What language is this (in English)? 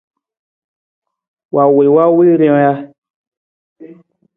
Nawdm